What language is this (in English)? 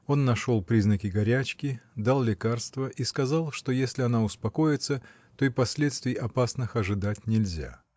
Russian